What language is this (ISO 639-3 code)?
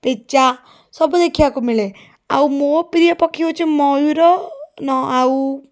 ori